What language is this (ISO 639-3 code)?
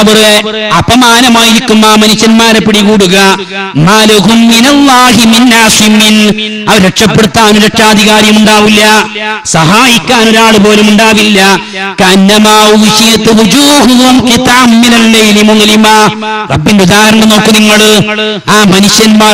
mal